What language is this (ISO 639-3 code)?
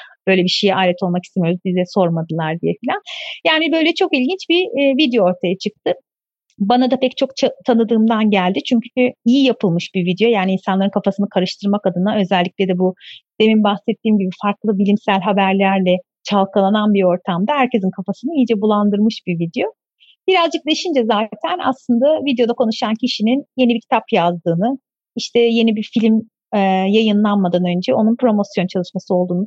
tur